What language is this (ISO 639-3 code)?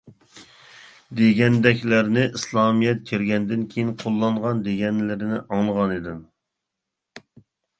uig